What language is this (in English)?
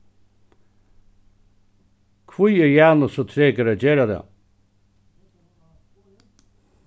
Faroese